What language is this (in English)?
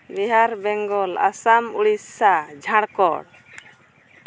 Santali